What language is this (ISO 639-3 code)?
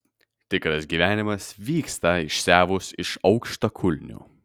lit